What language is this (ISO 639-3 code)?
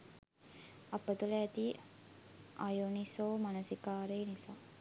sin